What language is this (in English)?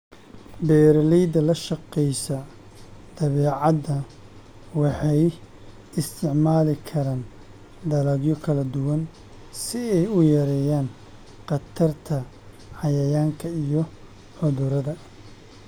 Somali